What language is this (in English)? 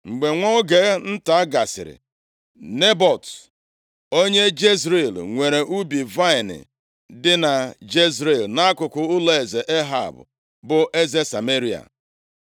Igbo